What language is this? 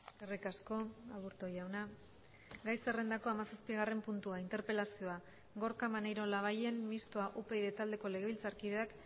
Basque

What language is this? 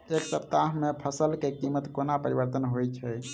Maithili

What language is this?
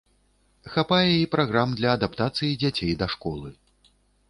Belarusian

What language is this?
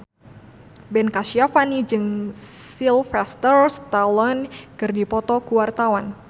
Sundanese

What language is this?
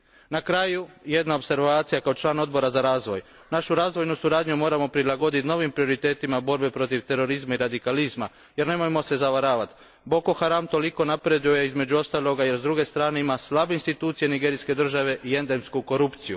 Croatian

